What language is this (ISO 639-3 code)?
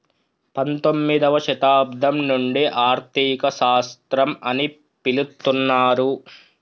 tel